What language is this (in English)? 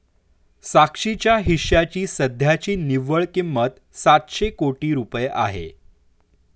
Marathi